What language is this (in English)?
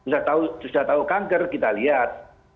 Indonesian